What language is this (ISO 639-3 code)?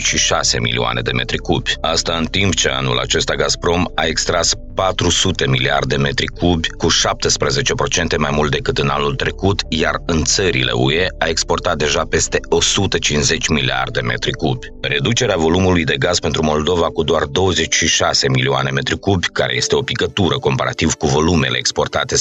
ron